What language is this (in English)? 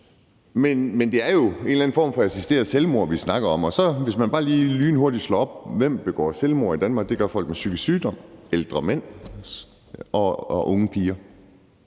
Danish